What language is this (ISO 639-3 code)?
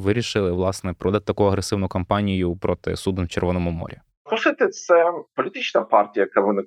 ukr